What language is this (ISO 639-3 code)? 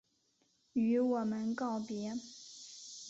zho